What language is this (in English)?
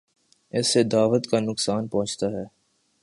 Urdu